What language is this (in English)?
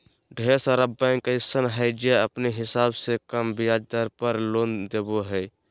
Magahi